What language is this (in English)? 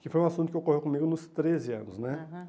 Portuguese